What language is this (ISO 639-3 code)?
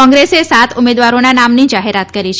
guj